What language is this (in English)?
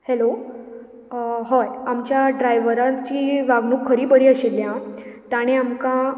Konkani